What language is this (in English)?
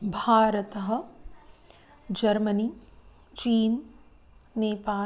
Sanskrit